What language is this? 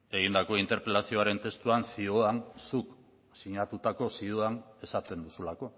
Basque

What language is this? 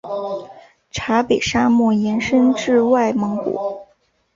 Chinese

